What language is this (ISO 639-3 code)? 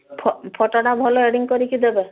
ori